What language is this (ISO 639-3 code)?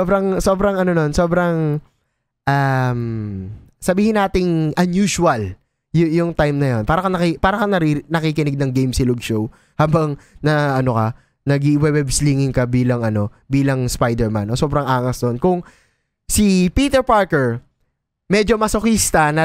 fil